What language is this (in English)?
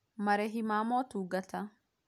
Kikuyu